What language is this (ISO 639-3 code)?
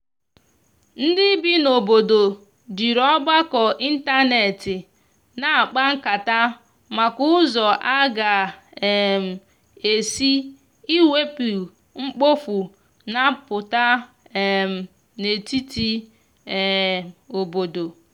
ibo